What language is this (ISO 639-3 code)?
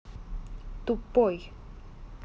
rus